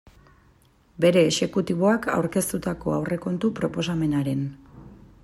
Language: Basque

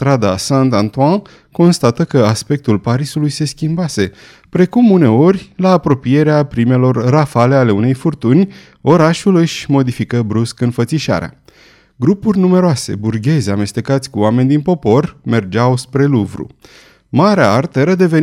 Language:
Romanian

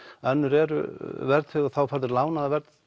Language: Icelandic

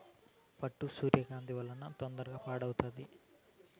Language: Telugu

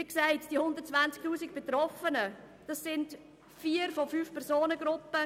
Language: Swiss German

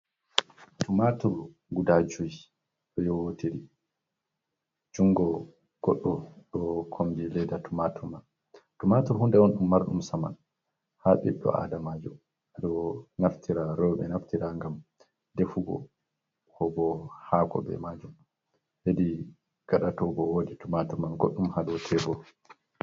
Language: Fula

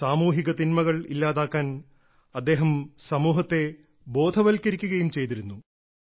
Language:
Malayalam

